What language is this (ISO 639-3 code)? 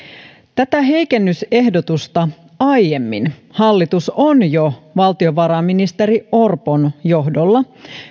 fin